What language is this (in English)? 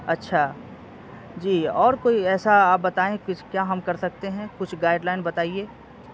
Urdu